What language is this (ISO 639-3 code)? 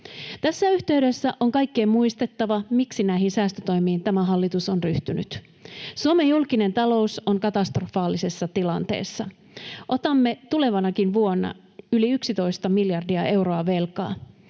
fin